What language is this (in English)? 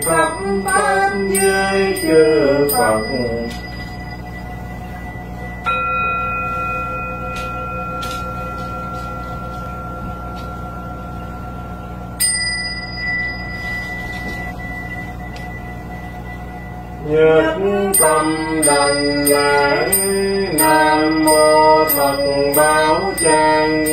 Vietnamese